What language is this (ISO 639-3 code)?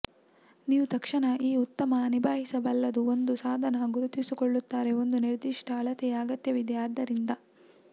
kan